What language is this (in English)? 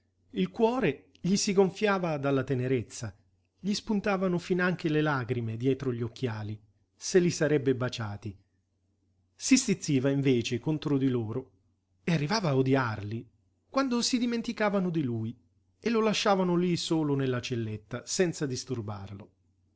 Italian